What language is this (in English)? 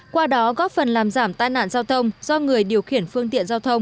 Vietnamese